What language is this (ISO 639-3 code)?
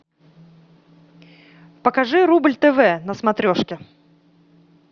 rus